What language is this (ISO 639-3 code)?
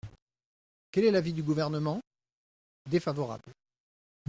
fra